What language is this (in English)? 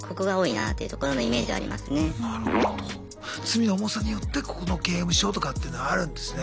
Japanese